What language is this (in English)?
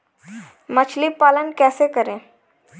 Hindi